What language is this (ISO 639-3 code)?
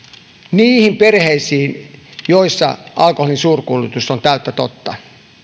fin